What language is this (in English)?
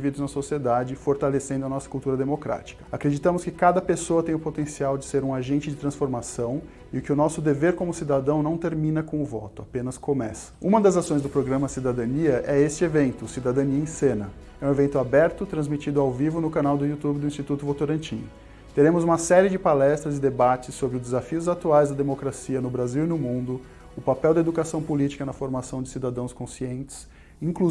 Portuguese